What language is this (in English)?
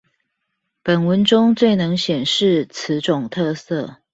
Chinese